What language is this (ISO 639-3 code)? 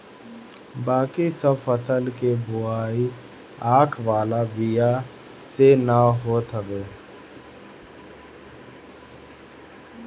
bho